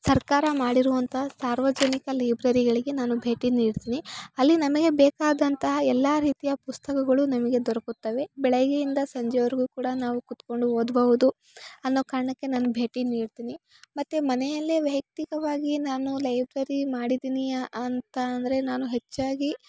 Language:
Kannada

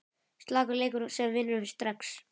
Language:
Icelandic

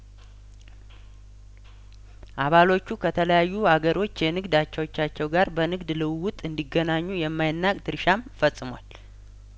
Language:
Amharic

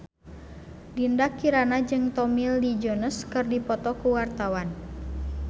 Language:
Sundanese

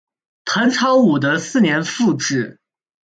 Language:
Chinese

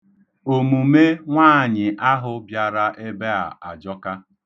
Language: Igbo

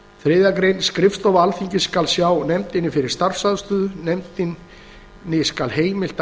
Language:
Icelandic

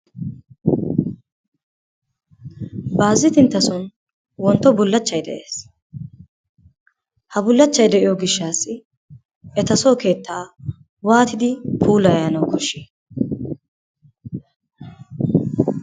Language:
Wolaytta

